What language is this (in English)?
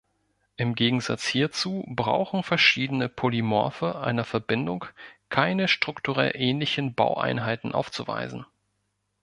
German